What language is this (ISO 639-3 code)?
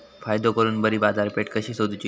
mar